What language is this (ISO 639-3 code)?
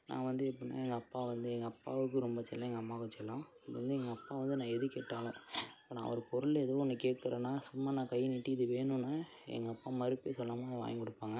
tam